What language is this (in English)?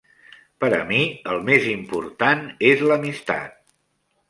Catalan